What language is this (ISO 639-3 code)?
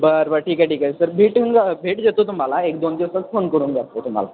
mar